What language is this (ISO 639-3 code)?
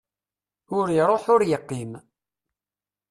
kab